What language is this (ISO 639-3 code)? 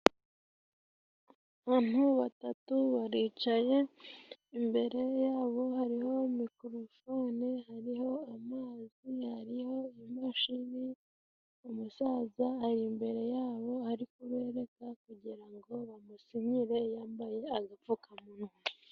kin